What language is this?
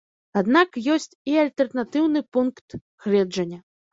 Belarusian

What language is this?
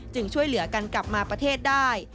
Thai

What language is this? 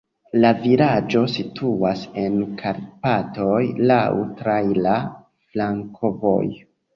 Esperanto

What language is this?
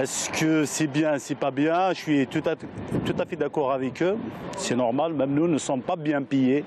French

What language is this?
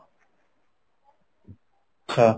Odia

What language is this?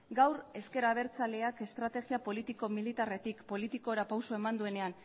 Basque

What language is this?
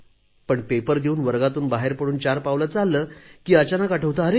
Marathi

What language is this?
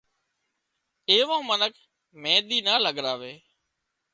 Wadiyara Koli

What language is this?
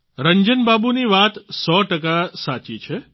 Gujarati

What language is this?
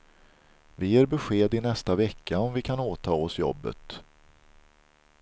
Swedish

